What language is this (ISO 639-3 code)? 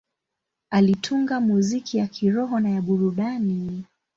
swa